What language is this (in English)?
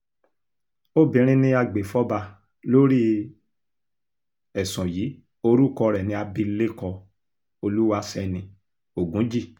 Yoruba